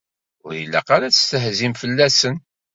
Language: Kabyle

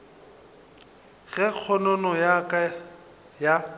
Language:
Northern Sotho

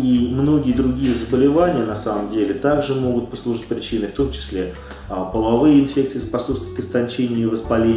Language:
Russian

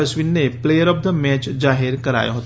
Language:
Gujarati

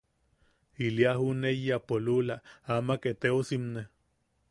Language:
Yaqui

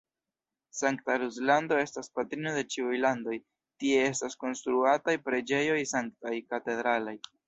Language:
Esperanto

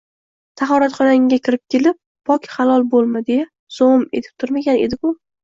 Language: Uzbek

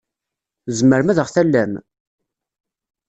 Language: Kabyle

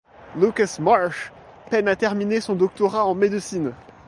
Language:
French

